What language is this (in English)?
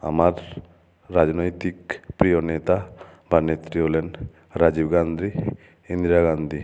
Bangla